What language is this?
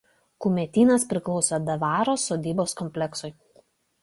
Lithuanian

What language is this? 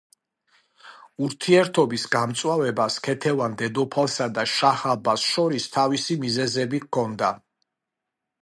Georgian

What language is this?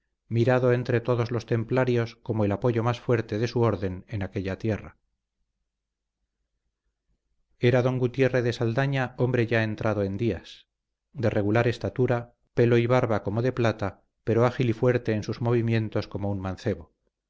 Spanish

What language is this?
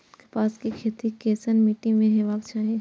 Maithili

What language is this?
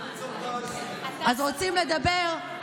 Hebrew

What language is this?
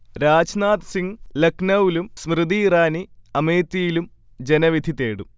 Malayalam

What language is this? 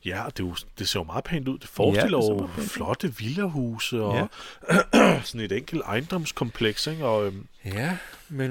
Danish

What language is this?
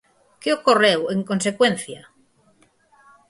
Galician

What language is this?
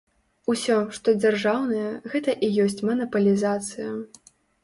Belarusian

